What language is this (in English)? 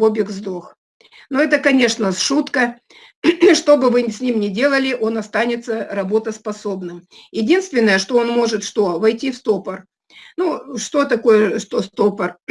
Russian